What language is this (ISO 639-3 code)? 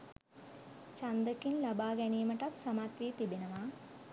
sin